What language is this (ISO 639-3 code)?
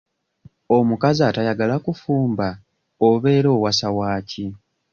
lug